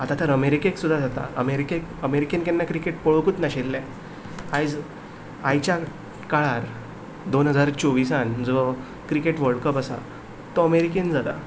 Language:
Konkani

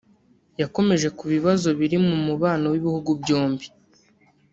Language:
Kinyarwanda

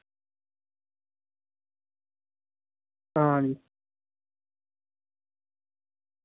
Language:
Dogri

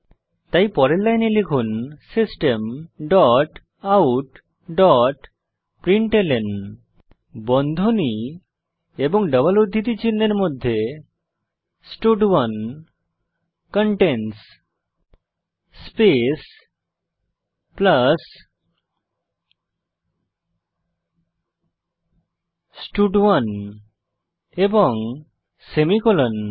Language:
Bangla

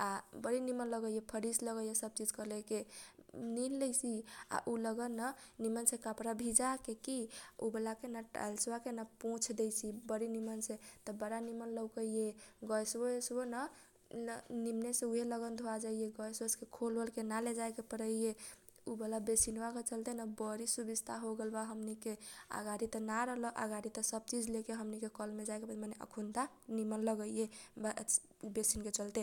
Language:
Kochila Tharu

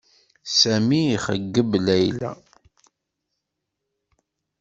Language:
Kabyle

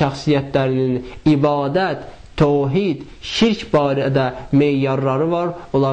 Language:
Turkish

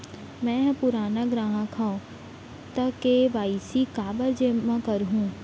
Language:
Chhattisgarhi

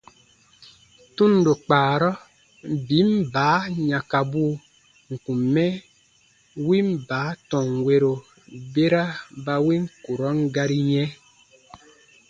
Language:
Baatonum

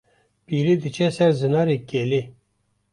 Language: Kurdish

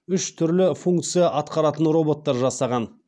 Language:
Kazakh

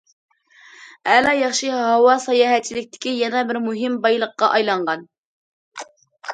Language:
Uyghur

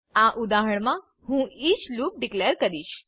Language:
Gujarati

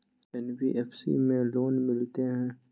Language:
Maithili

